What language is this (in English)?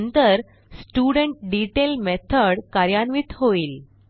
Marathi